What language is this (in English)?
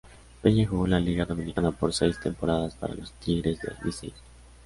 Spanish